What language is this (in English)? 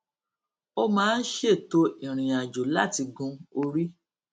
Yoruba